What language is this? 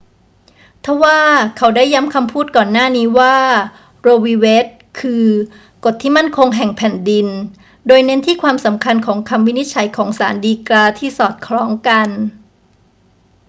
Thai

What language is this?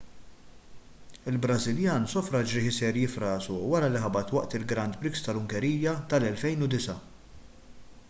Maltese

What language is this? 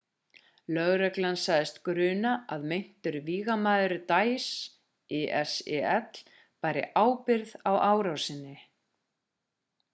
Icelandic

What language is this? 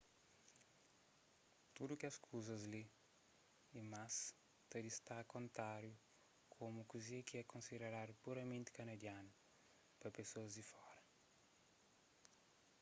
Kabuverdianu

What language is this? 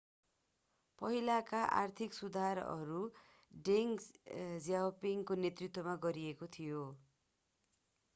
Nepali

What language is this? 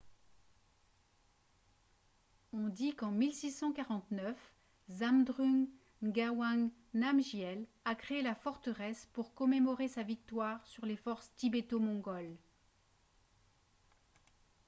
French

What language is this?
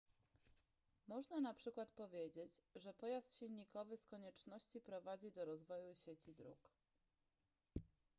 Polish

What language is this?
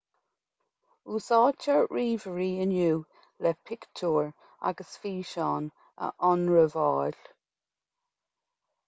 Irish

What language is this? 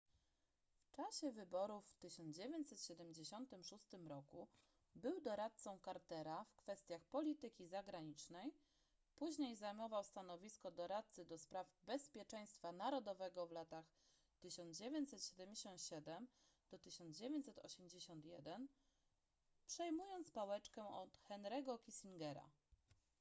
Polish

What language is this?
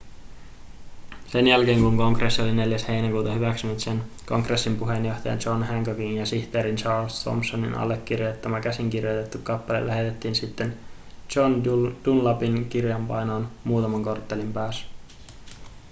Finnish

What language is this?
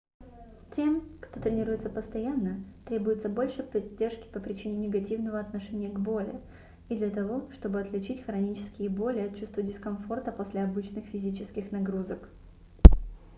Russian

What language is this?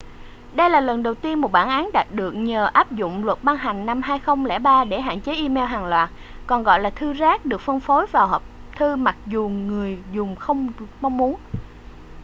Vietnamese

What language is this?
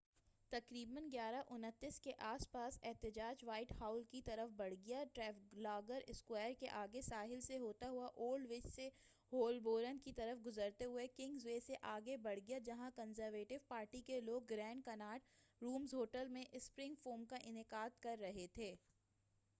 Urdu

